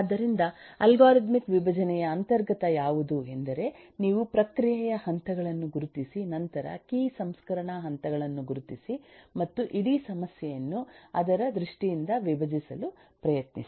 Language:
Kannada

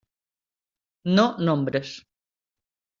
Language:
Catalan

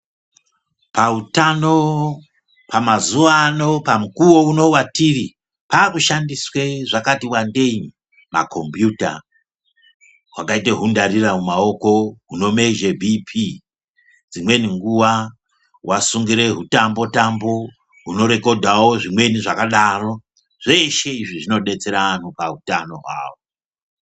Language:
Ndau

